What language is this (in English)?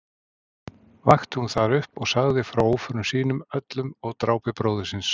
Icelandic